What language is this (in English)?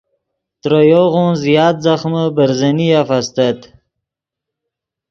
Yidgha